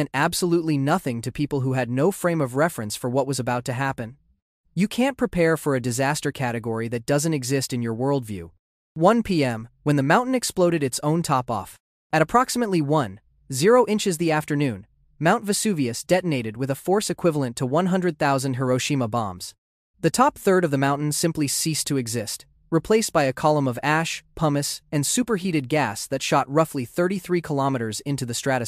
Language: English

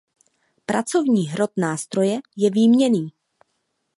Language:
Czech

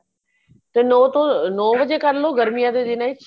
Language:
Punjabi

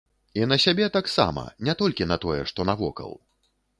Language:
Belarusian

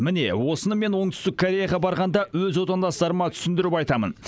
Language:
Kazakh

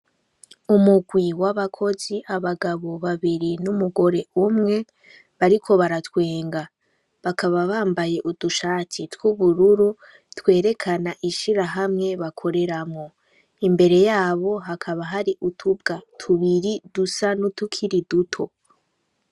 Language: Rundi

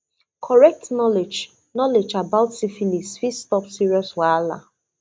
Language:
Nigerian Pidgin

